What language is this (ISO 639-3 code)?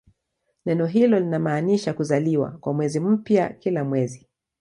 swa